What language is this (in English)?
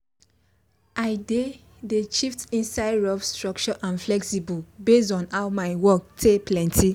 Nigerian Pidgin